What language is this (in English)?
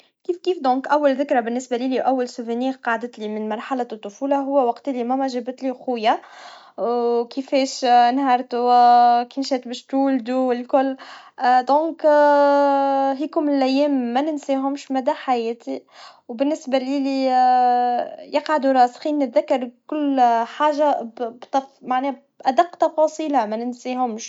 Tunisian Arabic